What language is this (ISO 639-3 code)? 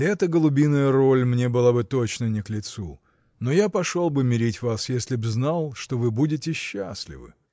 rus